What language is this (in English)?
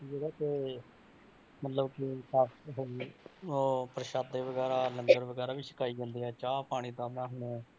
Punjabi